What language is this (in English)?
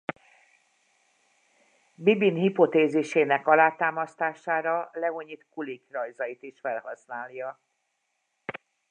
Hungarian